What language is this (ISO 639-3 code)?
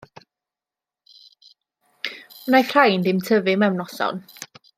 cym